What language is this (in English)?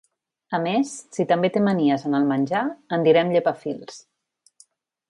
Catalan